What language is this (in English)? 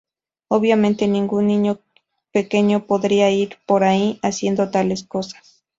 Spanish